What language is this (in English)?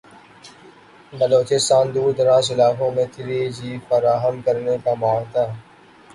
Urdu